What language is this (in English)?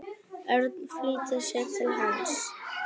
Icelandic